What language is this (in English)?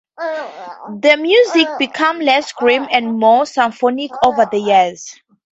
English